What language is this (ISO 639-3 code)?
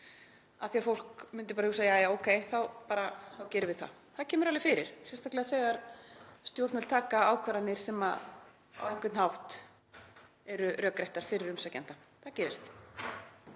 isl